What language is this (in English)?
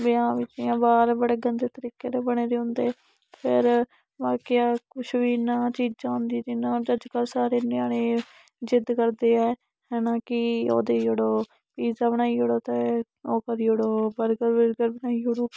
Dogri